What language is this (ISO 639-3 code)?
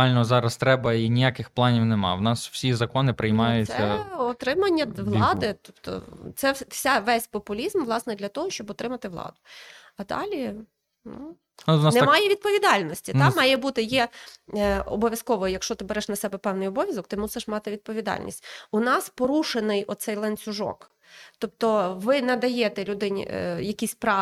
ukr